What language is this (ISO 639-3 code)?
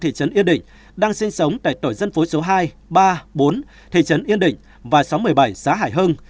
vie